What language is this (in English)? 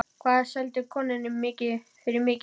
Icelandic